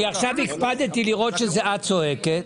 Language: Hebrew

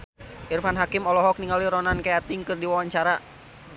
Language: Sundanese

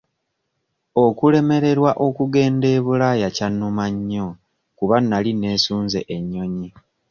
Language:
Ganda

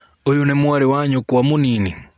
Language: Kikuyu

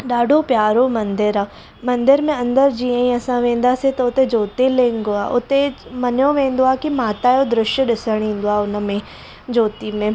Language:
Sindhi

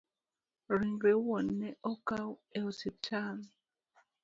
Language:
Luo (Kenya and Tanzania)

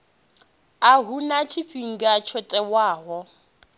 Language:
Venda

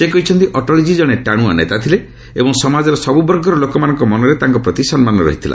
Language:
Odia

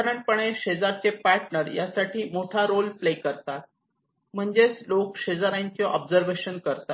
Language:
Marathi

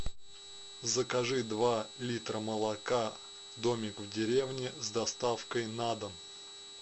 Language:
Russian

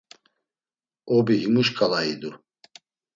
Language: Laz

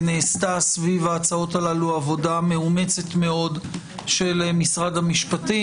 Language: Hebrew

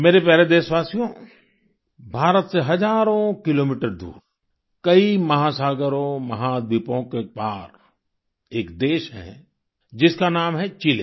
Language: Hindi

